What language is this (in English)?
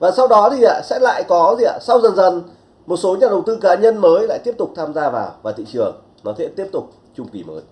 Vietnamese